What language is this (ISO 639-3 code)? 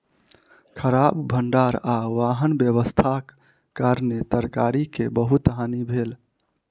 mai